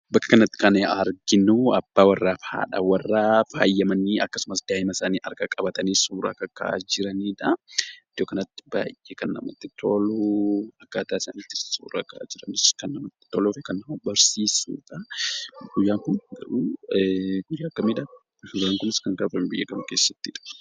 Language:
Oromo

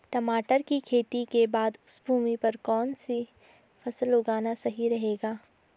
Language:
Hindi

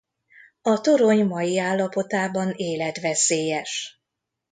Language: Hungarian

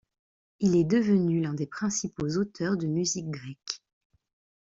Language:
French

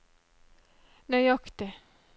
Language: Norwegian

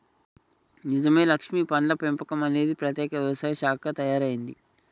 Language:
Telugu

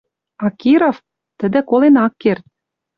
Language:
Western Mari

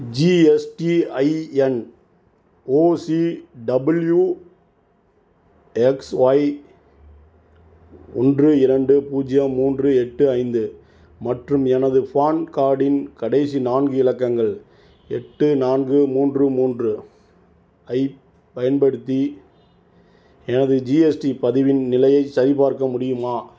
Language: Tamil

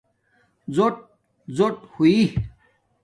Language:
Domaaki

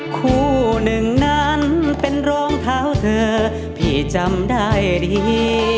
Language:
Thai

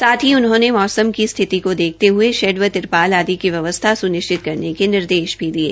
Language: Hindi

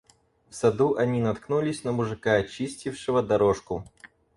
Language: Russian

